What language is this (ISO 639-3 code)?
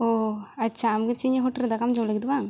sat